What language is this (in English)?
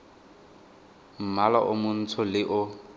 Tswana